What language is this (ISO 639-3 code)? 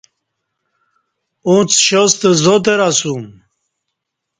bsh